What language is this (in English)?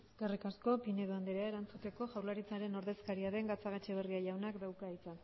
Basque